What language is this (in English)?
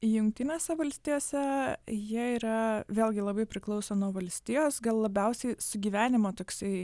Lithuanian